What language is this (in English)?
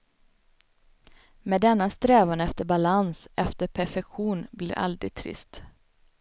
Swedish